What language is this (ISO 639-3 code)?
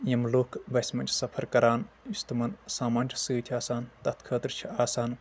kas